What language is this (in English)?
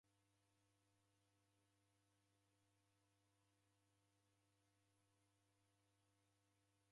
Taita